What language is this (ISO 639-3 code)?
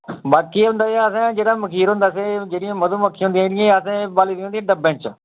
doi